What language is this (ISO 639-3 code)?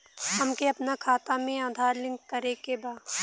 bho